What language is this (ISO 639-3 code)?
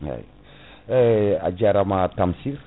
ful